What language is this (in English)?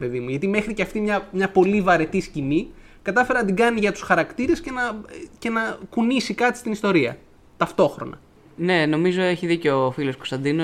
Greek